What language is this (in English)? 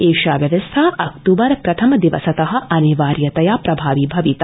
Sanskrit